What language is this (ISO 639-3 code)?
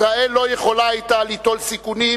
heb